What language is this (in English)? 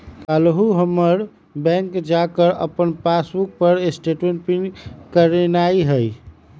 Magahi